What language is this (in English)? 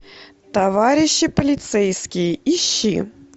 Russian